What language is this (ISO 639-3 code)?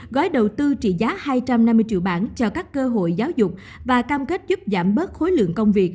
vie